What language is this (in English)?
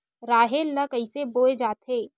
Chhattisgarhi